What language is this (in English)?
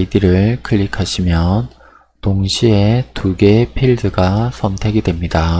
Korean